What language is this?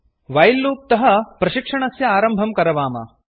Sanskrit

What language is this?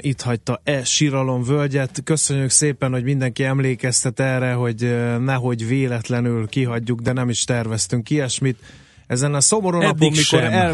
Hungarian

